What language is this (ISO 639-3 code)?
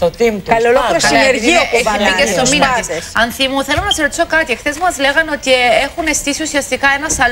ell